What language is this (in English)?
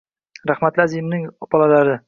Uzbek